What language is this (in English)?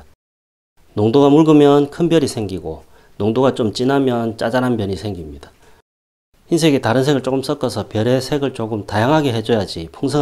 Korean